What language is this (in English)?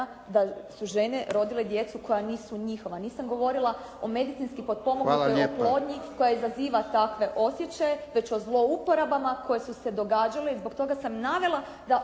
Croatian